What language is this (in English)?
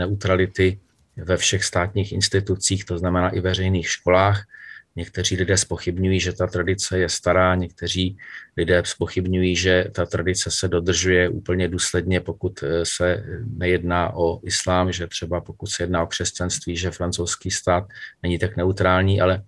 Czech